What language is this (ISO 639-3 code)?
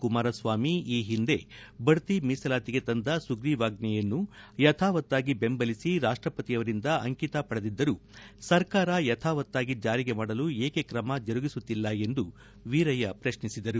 kan